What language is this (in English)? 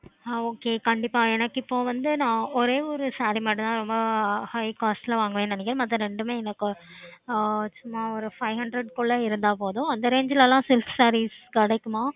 Tamil